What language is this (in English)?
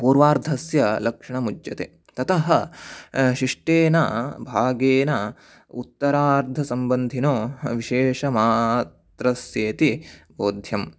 Sanskrit